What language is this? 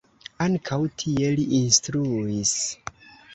Esperanto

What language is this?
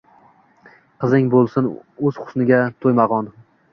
Uzbek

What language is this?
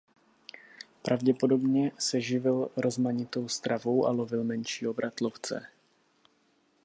Czech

